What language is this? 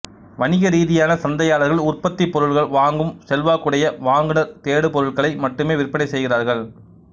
Tamil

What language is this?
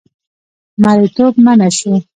Pashto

